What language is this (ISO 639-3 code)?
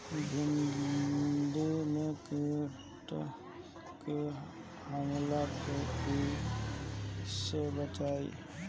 bho